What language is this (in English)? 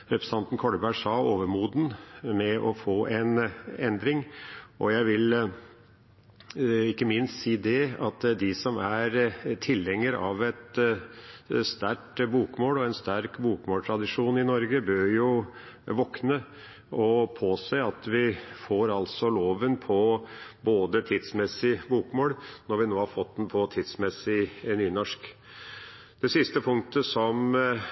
Norwegian Bokmål